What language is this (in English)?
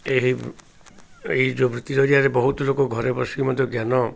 Odia